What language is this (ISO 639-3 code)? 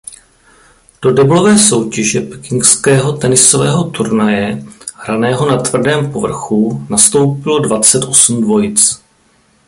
ces